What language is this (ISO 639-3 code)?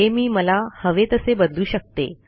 mar